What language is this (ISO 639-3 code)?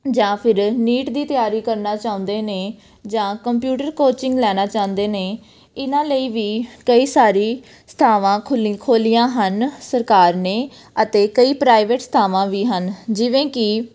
pan